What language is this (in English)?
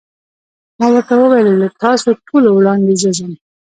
Pashto